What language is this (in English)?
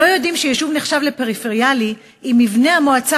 Hebrew